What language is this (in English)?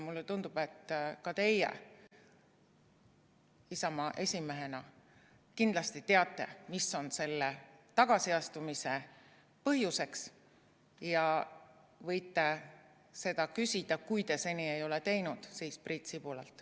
Estonian